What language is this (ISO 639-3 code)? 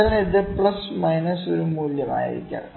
mal